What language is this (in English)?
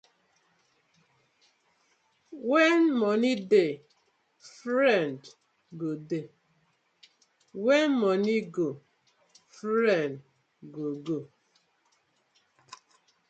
Nigerian Pidgin